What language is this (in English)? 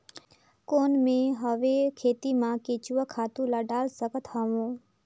Chhattisgarhi